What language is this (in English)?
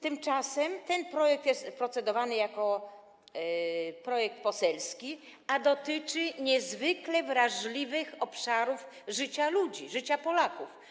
Polish